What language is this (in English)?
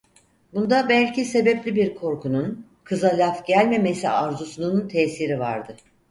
Turkish